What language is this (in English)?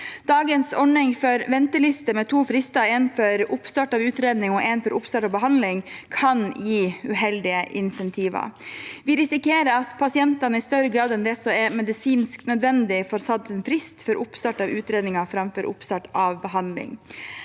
Norwegian